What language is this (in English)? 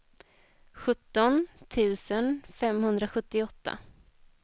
Swedish